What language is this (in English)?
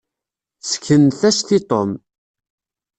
Kabyle